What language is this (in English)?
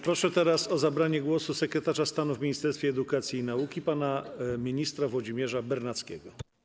Polish